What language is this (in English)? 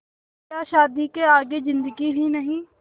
Hindi